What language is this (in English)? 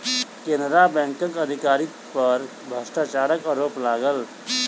Maithili